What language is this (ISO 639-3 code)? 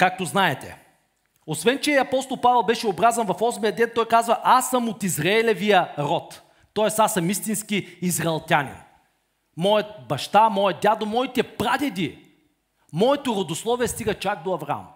bul